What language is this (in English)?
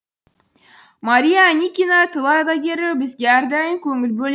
Kazakh